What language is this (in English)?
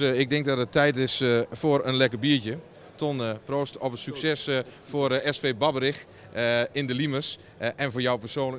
Dutch